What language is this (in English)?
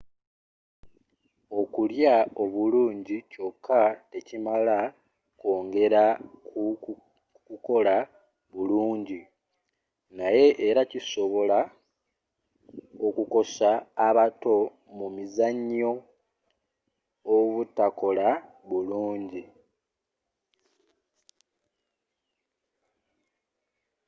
Ganda